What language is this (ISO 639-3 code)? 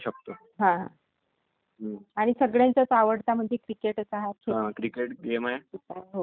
mar